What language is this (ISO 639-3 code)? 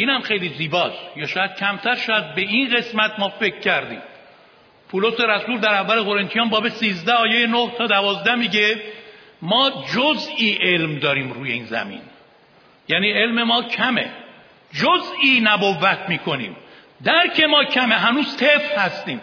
fas